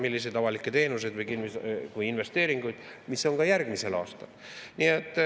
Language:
Estonian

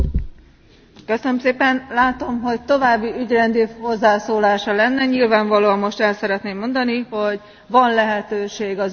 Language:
Hungarian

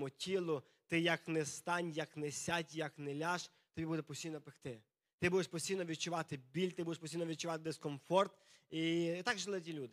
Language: Ukrainian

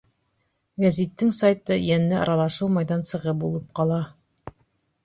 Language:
Bashkir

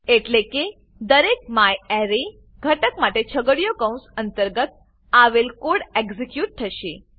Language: Gujarati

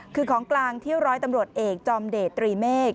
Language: Thai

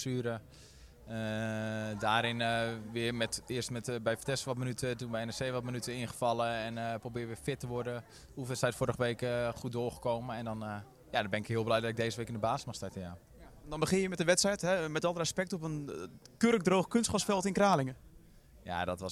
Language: Dutch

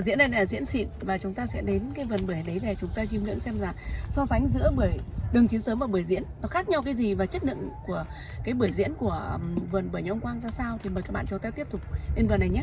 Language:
Vietnamese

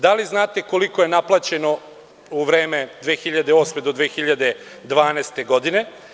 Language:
Serbian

